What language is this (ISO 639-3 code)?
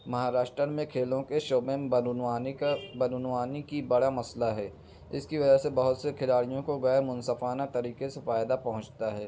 urd